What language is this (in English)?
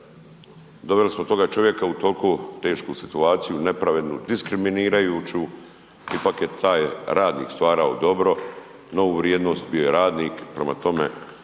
Croatian